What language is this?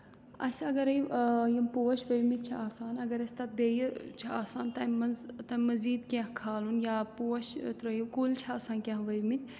Kashmiri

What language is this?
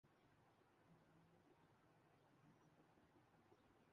Urdu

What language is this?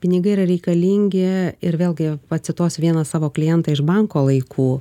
Lithuanian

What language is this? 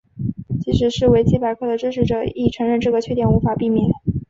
Chinese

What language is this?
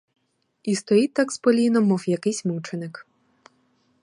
Ukrainian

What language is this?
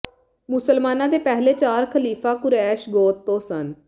Punjabi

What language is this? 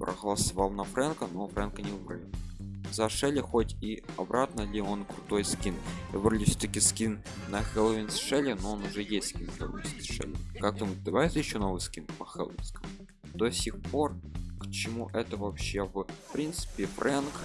Russian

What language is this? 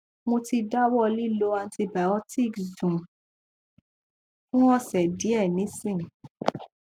Yoruba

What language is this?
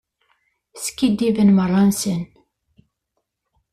Kabyle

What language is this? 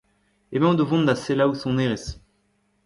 Breton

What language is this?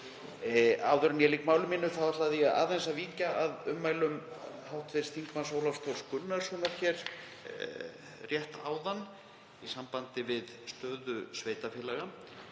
Icelandic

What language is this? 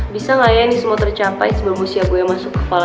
Indonesian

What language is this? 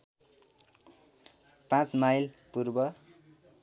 Nepali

